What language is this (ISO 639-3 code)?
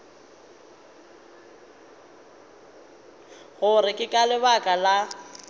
nso